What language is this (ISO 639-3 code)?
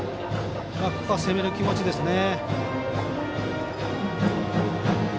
jpn